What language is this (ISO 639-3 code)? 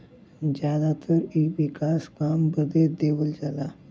bho